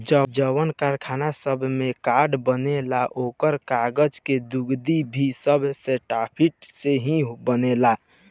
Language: Bhojpuri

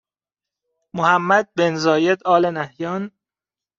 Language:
Persian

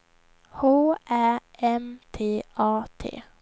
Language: Swedish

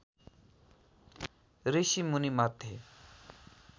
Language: Nepali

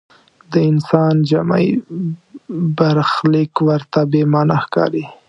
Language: Pashto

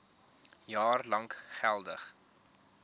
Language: Afrikaans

